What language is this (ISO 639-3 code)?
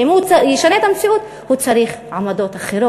heb